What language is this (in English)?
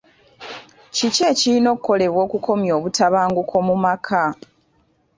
Ganda